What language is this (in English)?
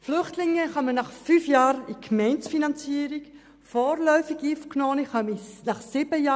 Swiss German